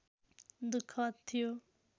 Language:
Nepali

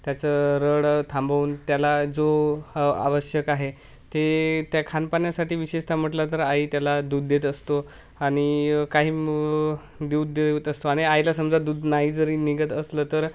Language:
Marathi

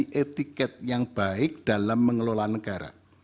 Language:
Indonesian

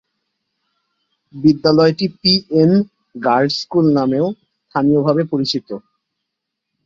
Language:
Bangla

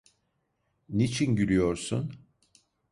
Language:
Turkish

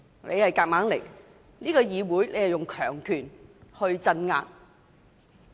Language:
Cantonese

